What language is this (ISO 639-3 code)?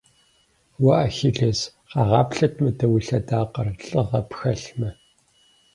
kbd